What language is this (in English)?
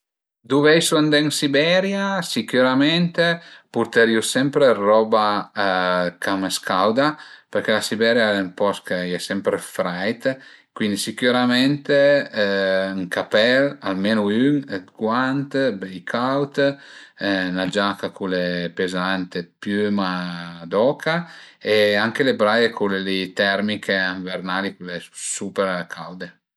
Piedmontese